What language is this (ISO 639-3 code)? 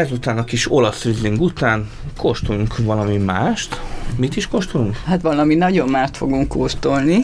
hun